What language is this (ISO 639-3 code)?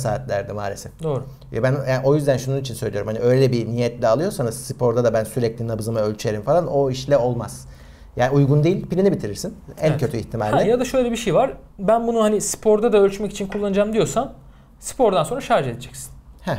tur